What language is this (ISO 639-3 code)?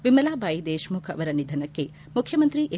kan